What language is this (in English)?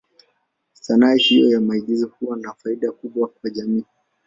Swahili